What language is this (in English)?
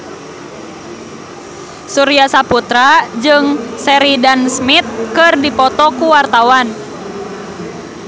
Sundanese